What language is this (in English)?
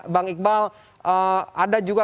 Indonesian